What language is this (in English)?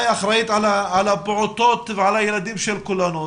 Hebrew